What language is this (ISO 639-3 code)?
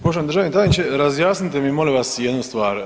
hrv